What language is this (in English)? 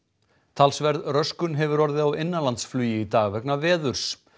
Icelandic